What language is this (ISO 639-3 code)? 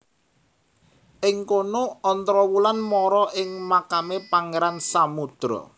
jav